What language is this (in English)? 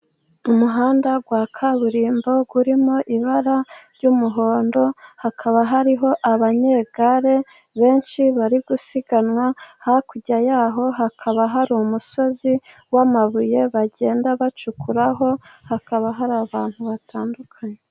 Kinyarwanda